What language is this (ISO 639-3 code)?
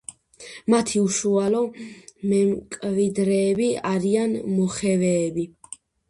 kat